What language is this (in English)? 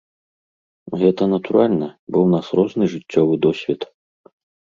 Belarusian